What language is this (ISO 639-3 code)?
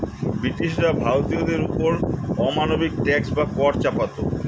ben